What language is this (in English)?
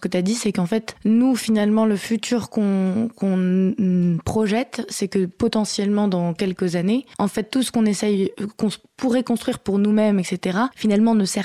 French